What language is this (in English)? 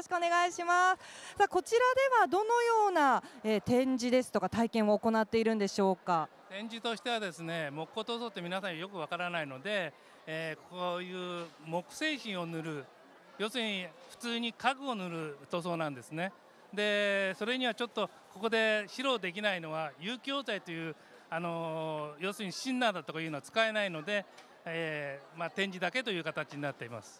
Japanese